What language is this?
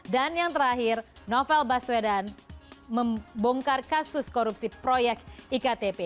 Indonesian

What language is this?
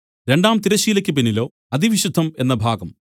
Malayalam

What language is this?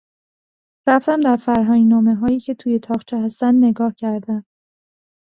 Persian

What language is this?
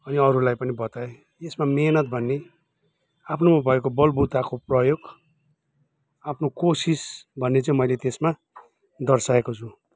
Nepali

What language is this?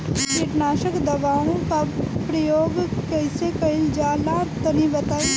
Bhojpuri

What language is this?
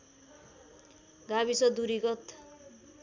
Nepali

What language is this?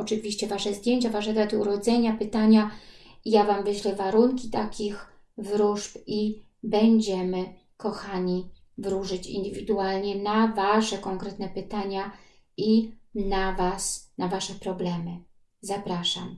Polish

